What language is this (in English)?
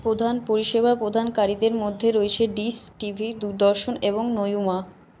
Bangla